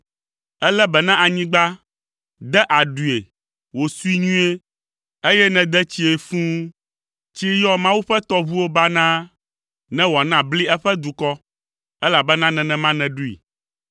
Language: Ewe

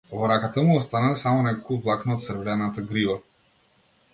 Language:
Macedonian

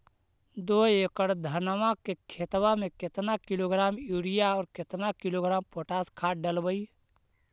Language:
Magahi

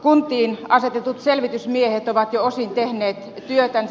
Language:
Finnish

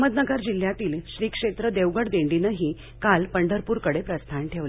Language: Marathi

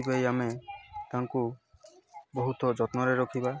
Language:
Odia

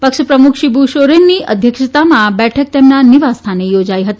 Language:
Gujarati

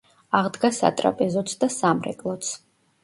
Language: Georgian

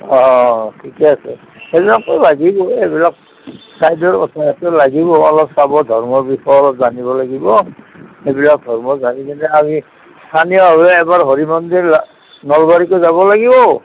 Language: Assamese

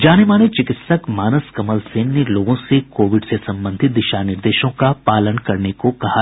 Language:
Hindi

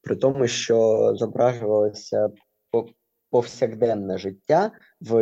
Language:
Ukrainian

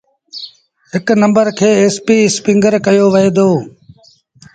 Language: Sindhi Bhil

